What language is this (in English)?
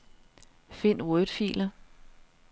Danish